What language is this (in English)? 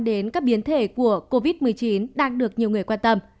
Vietnamese